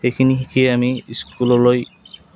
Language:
Assamese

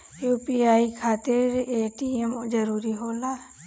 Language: Bhojpuri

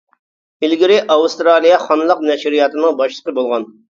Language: Uyghur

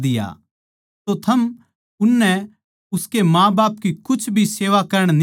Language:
Haryanvi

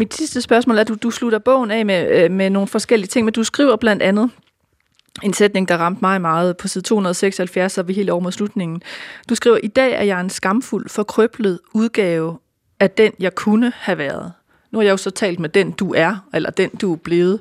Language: Danish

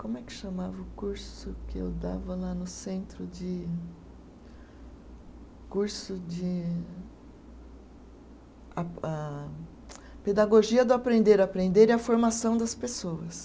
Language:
Portuguese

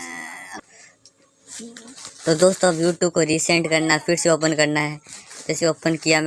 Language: Hindi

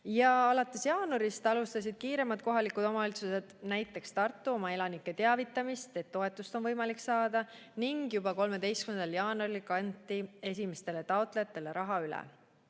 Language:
Estonian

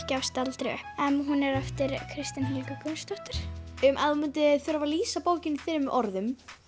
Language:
Icelandic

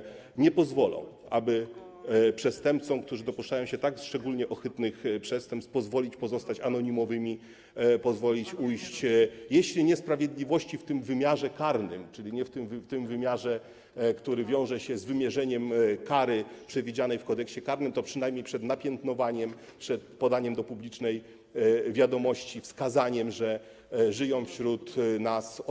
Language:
Polish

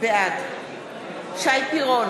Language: Hebrew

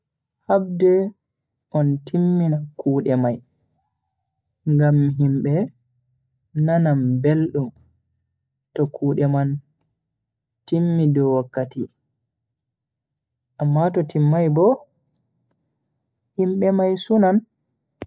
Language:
Bagirmi Fulfulde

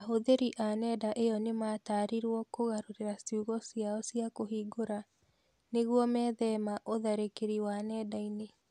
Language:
Kikuyu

